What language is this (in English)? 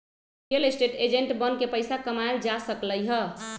Magahi